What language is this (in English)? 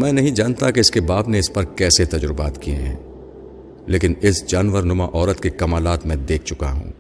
Urdu